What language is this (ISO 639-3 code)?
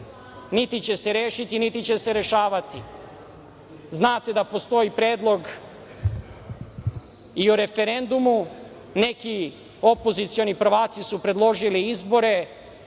srp